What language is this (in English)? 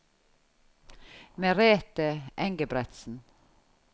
Norwegian